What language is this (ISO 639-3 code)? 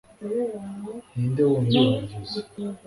kin